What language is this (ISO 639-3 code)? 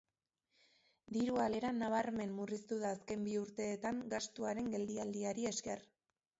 eus